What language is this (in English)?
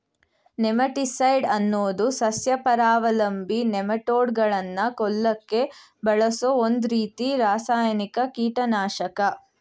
Kannada